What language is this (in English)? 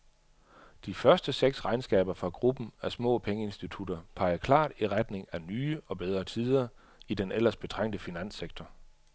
Danish